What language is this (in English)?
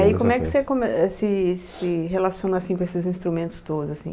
Portuguese